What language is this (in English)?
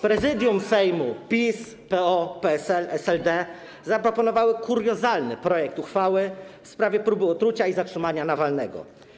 Polish